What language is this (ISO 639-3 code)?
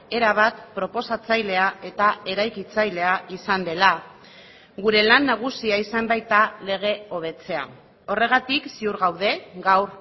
eus